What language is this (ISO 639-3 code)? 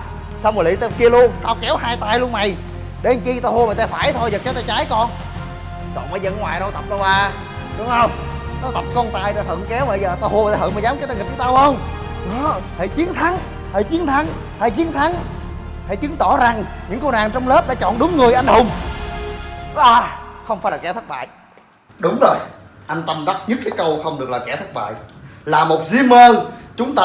vie